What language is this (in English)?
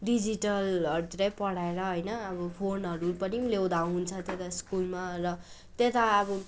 Nepali